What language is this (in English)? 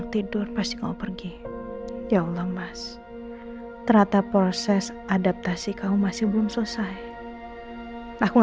Indonesian